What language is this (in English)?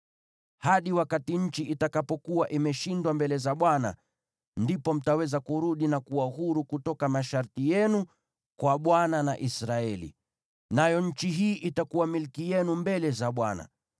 Swahili